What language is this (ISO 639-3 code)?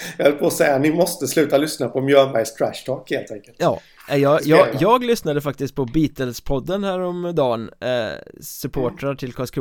swe